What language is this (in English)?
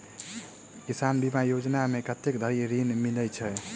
Maithili